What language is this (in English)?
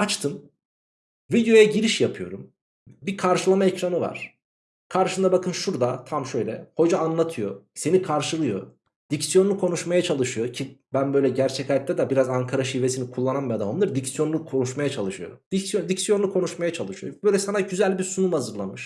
Turkish